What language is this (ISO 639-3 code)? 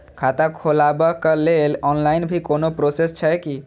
mai